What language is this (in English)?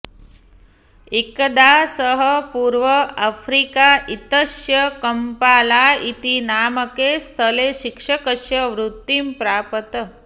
Sanskrit